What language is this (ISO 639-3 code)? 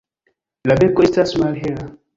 epo